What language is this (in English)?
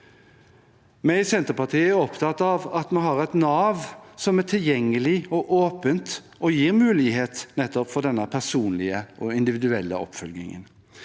Norwegian